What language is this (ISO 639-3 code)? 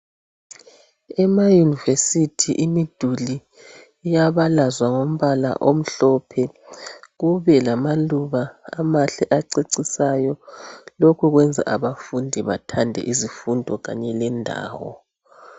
nde